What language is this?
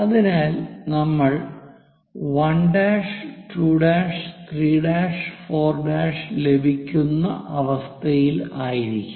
Malayalam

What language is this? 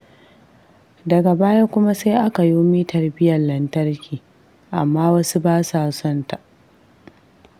Hausa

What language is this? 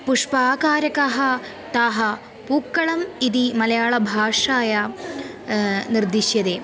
Sanskrit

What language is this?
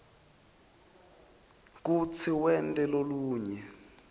Swati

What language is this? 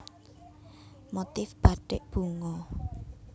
Javanese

